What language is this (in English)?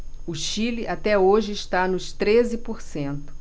Portuguese